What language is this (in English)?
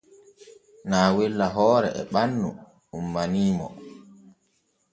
Borgu Fulfulde